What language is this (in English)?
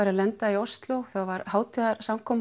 Icelandic